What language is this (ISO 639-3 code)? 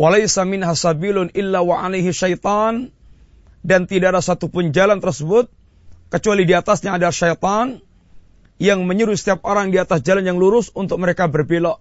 msa